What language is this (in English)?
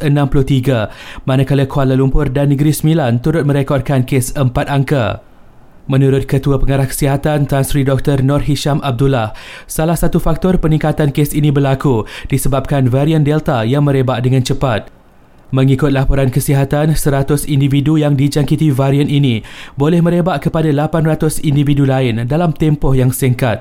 Malay